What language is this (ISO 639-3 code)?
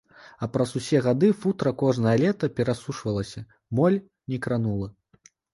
bel